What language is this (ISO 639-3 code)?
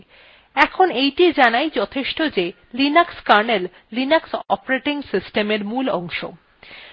ben